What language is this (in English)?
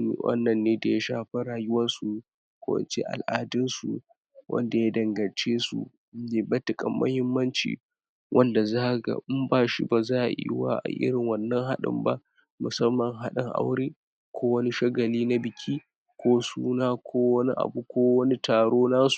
Hausa